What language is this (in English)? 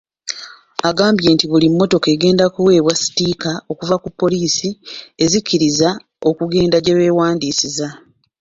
Ganda